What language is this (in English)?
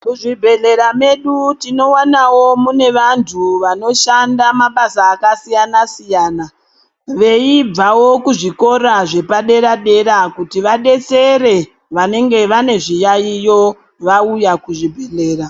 Ndau